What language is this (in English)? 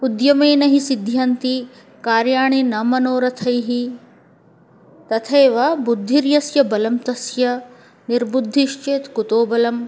Sanskrit